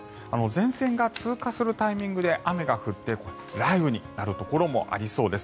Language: Japanese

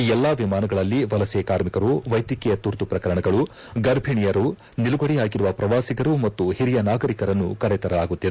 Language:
Kannada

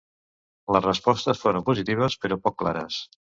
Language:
Catalan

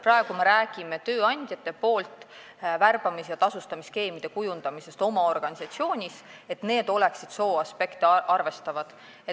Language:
Estonian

